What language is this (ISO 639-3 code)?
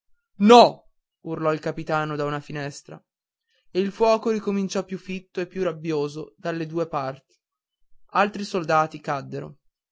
ita